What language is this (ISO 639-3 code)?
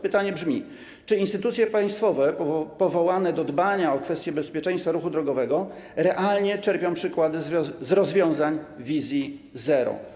pol